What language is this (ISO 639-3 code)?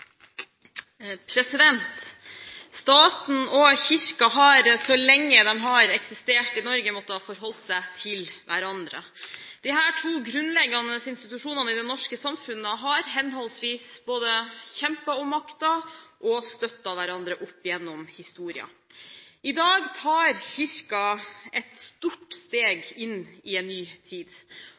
nor